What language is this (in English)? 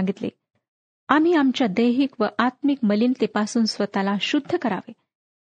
Marathi